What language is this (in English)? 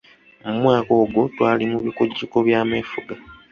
Ganda